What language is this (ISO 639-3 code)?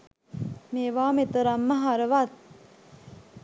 sin